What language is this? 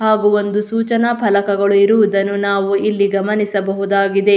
Kannada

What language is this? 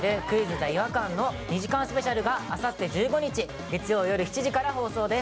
Japanese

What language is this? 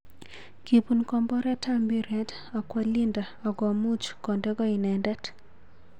Kalenjin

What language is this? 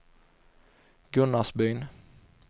Swedish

